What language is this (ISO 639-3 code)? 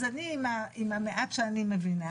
heb